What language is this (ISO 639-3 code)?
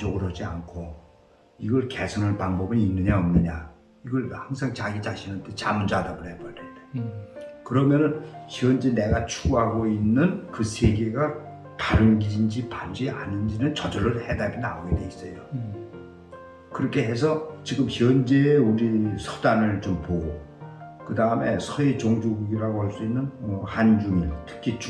kor